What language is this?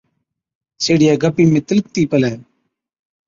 Od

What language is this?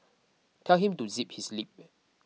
English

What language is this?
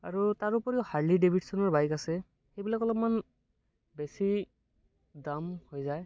Assamese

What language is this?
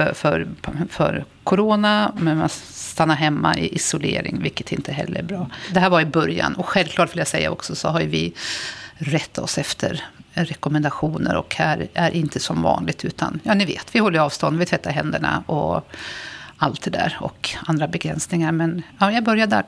Swedish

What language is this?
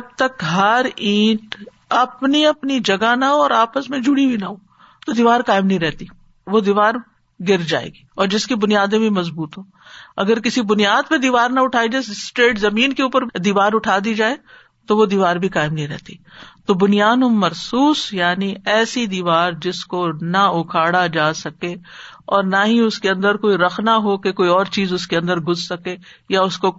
Urdu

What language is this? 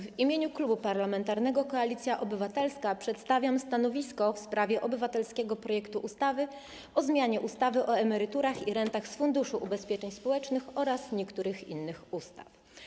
Polish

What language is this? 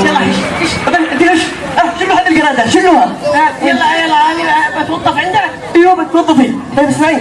Arabic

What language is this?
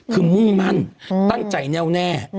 Thai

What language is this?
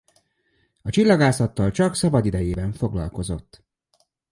Hungarian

